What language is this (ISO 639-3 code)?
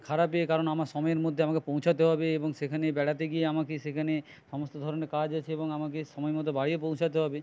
ben